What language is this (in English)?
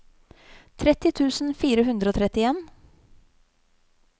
Norwegian